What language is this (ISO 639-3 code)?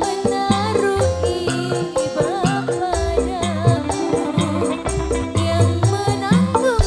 ind